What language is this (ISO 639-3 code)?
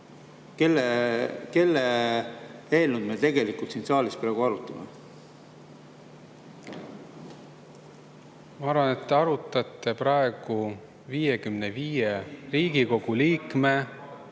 est